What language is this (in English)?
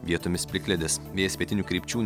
Lithuanian